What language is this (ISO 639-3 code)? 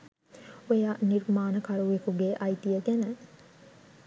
sin